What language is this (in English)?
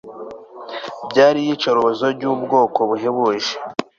Kinyarwanda